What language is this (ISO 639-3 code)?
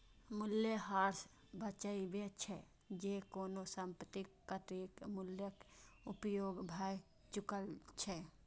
mai